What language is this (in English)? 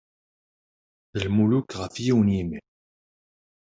Kabyle